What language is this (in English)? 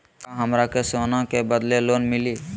Magahi